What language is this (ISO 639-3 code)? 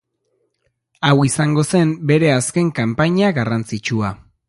eus